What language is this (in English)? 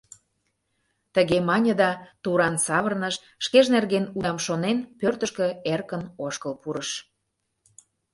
Mari